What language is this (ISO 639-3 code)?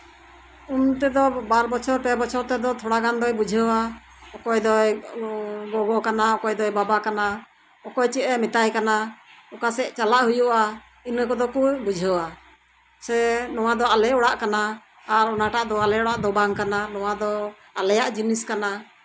sat